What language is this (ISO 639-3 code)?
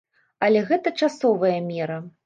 bel